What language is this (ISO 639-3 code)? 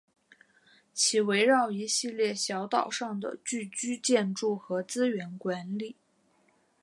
zho